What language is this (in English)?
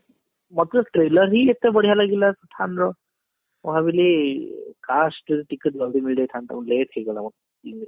Odia